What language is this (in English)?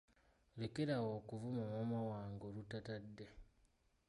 Ganda